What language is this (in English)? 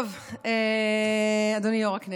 Hebrew